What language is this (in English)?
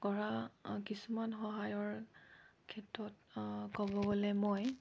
Assamese